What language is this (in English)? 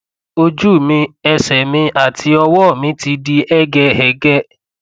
Yoruba